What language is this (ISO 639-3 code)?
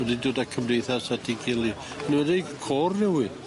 cym